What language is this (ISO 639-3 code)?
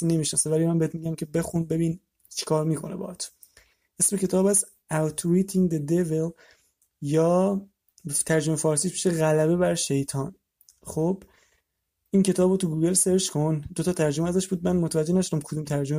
fas